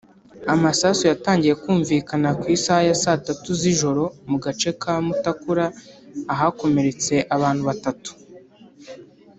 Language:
Kinyarwanda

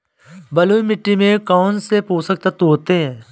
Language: Hindi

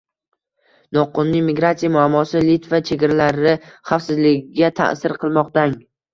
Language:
Uzbek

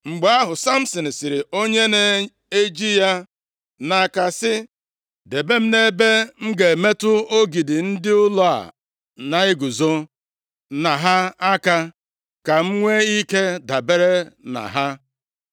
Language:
Igbo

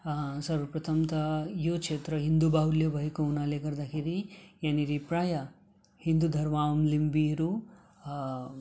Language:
Nepali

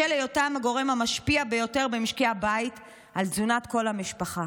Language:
Hebrew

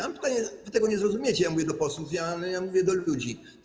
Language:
Polish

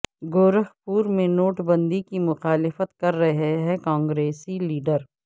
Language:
Urdu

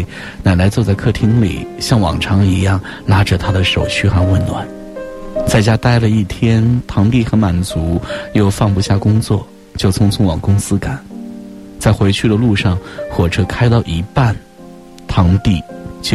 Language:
Chinese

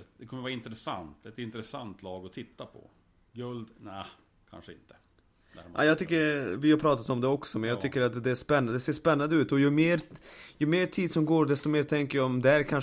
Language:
Swedish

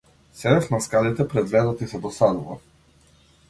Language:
Macedonian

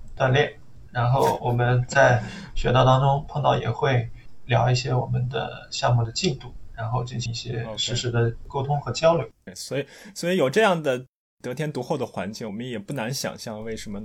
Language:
Chinese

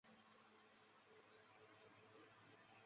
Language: Chinese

